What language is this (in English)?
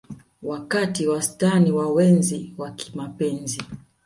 Swahili